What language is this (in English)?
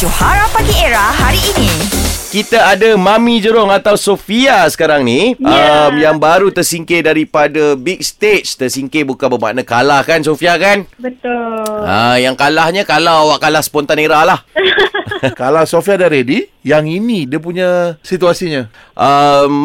Malay